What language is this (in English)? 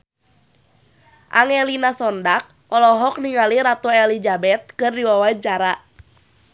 Sundanese